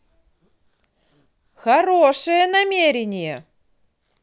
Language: Russian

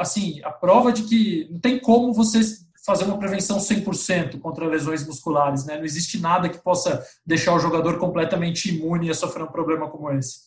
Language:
Portuguese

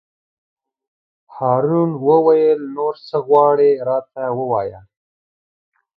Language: Pashto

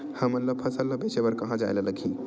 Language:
Chhattisgarhi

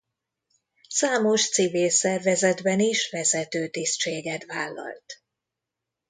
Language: Hungarian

